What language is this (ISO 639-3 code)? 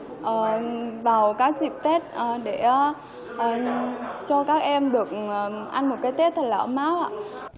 vie